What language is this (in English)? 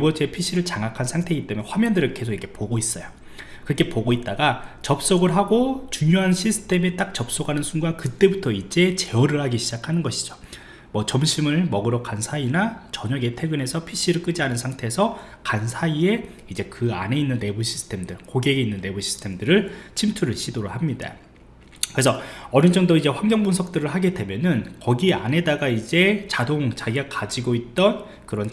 Korean